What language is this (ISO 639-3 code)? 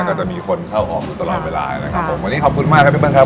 tha